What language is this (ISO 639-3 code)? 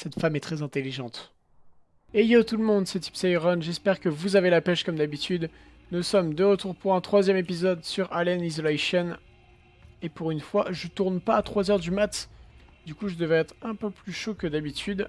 fra